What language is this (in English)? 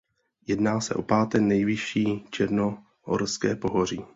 Czech